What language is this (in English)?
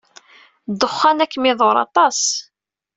Kabyle